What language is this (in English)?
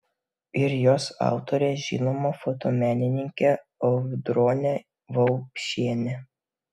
Lithuanian